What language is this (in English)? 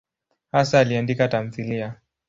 Swahili